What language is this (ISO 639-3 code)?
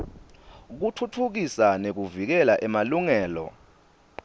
ssw